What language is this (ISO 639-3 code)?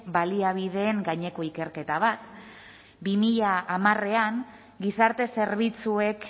eus